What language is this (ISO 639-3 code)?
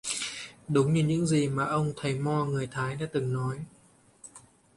vie